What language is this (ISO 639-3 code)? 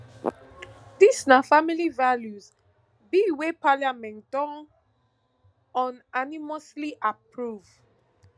pcm